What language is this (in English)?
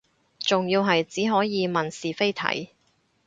Cantonese